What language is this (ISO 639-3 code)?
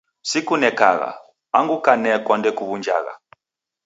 dav